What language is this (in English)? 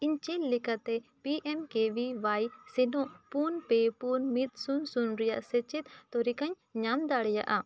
Santali